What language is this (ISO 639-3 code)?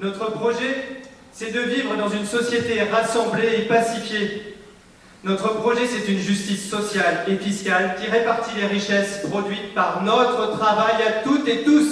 fra